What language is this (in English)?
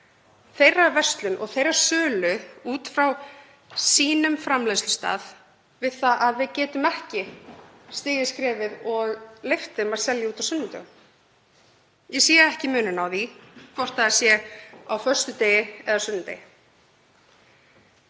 Icelandic